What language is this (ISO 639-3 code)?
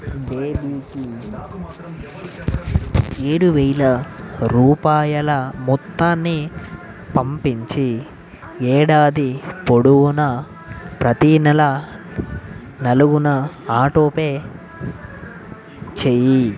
tel